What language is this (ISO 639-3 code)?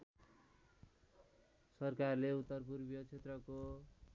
nep